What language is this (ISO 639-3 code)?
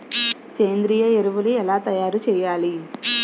tel